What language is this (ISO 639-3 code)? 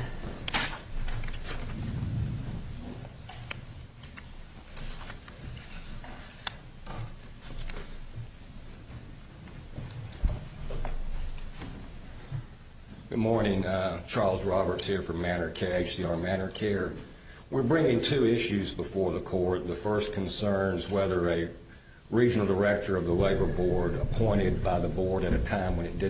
eng